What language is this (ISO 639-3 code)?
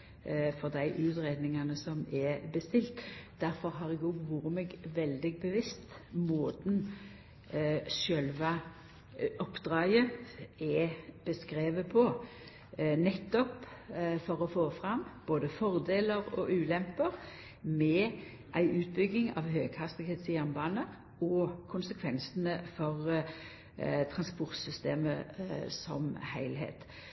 nno